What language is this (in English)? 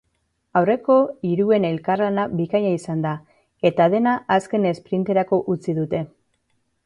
Basque